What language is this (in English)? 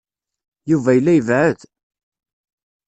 Kabyle